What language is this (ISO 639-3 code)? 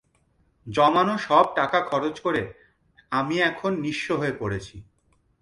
ben